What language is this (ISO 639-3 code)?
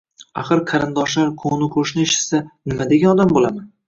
uzb